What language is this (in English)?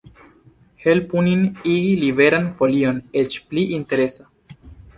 Esperanto